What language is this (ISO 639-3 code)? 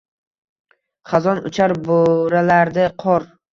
uzb